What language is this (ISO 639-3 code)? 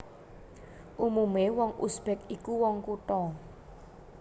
jav